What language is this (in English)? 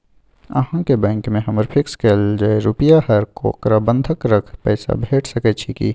Maithili